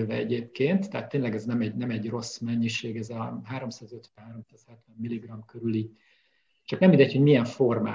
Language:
Hungarian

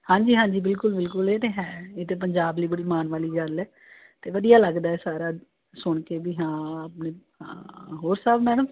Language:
Punjabi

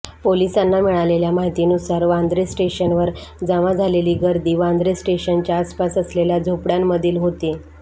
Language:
Marathi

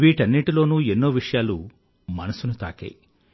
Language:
Telugu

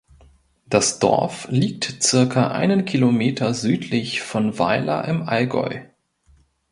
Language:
German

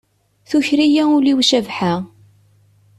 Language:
Kabyle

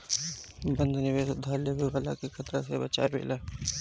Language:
Bhojpuri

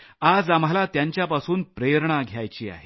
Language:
Marathi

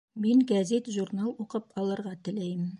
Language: Bashkir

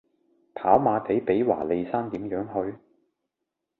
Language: Cantonese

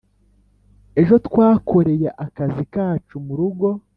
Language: Kinyarwanda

